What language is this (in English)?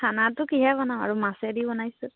Assamese